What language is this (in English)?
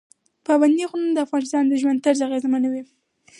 Pashto